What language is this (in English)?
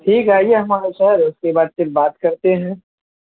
Urdu